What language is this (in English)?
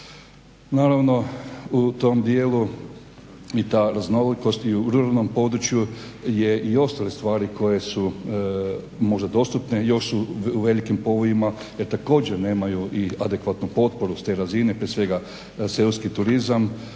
Croatian